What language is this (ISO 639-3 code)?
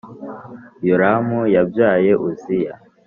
kin